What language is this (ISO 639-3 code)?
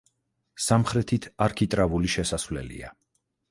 kat